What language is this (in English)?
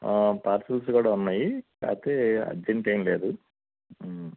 Telugu